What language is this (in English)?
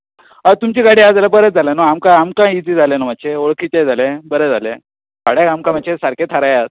Konkani